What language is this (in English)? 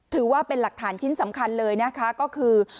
Thai